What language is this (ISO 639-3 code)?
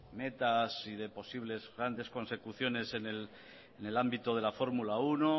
spa